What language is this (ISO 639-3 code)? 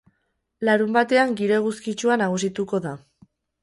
eus